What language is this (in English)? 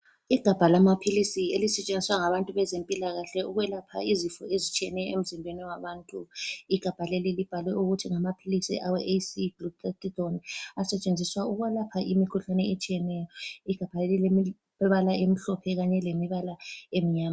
North Ndebele